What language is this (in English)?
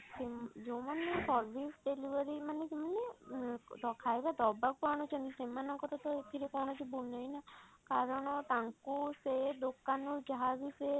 Odia